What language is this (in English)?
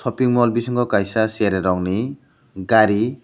Kok Borok